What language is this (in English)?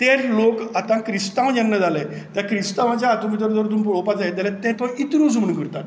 Konkani